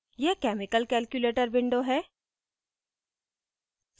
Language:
Hindi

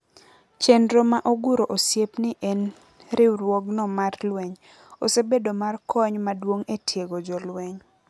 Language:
Luo (Kenya and Tanzania)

